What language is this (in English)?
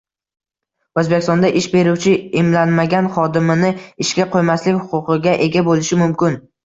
Uzbek